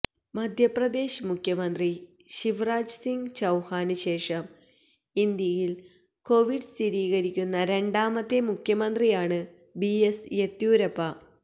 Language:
Malayalam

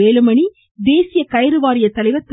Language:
Tamil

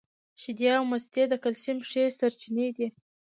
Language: Pashto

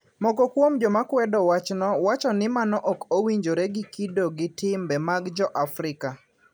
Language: Luo (Kenya and Tanzania)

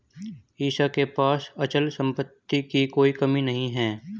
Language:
Hindi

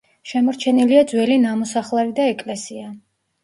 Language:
Georgian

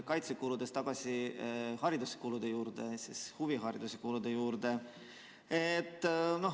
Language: Estonian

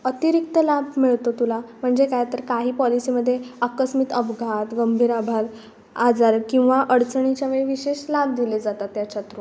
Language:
Marathi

